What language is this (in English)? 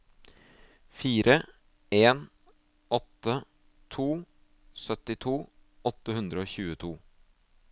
Norwegian